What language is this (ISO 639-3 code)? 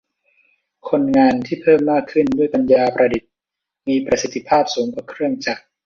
tha